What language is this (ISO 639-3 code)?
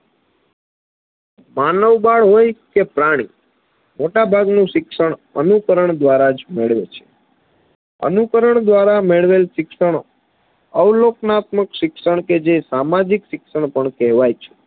guj